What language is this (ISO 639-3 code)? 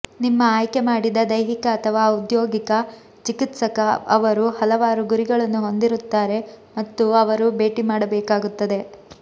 kan